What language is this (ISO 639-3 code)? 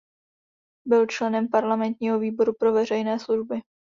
ces